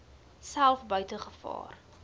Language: Afrikaans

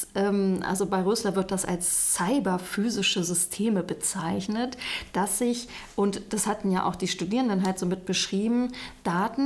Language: German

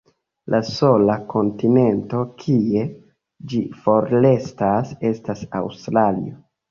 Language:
Esperanto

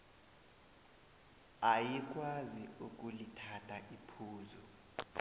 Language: South Ndebele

